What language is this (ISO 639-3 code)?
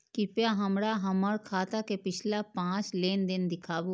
mai